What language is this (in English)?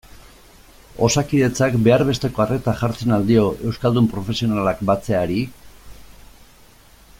Basque